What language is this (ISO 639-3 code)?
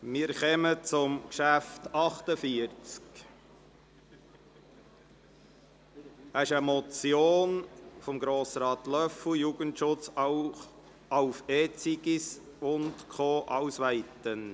gsw